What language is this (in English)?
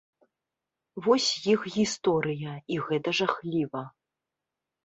Belarusian